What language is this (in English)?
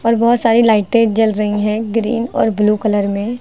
Hindi